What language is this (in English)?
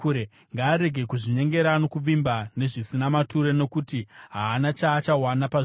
Shona